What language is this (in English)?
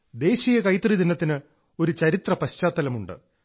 Malayalam